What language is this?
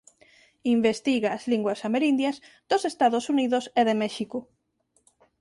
Galician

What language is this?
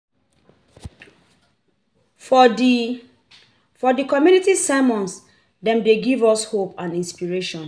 Nigerian Pidgin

